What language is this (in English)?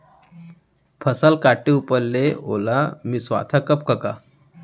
Chhattisgarhi